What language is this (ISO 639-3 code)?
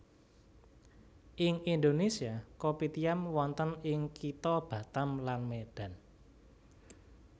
jav